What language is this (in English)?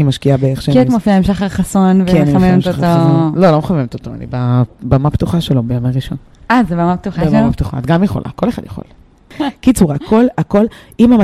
Hebrew